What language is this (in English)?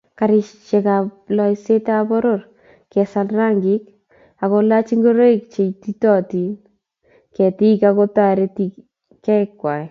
Kalenjin